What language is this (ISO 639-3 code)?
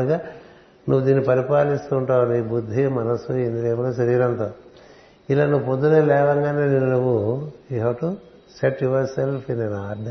tel